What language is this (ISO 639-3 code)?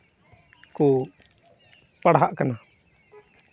sat